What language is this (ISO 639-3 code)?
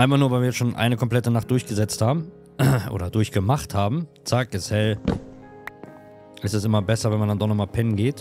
deu